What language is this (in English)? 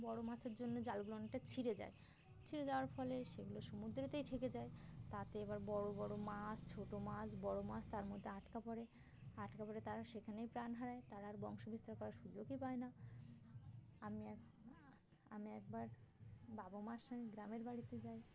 Bangla